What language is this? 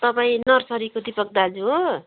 Nepali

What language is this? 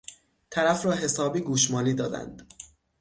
Persian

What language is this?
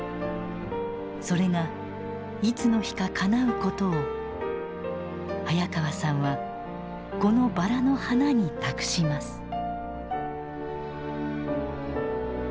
Japanese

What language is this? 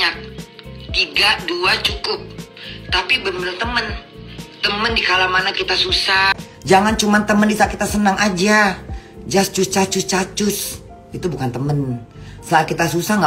Indonesian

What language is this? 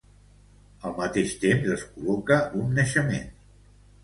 Catalan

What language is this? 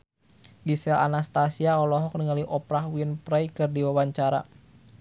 Sundanese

